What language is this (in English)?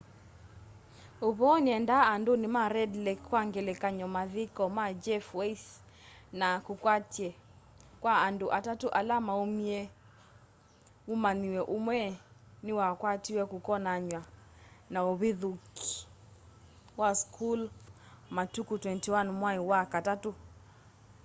Kamba